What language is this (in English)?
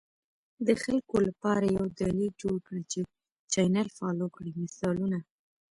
Pashto